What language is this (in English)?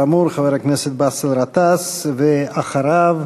Hebrew